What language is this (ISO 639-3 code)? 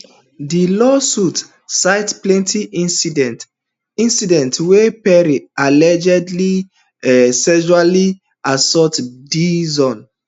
pcm